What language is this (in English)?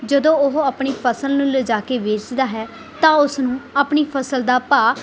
Punjabi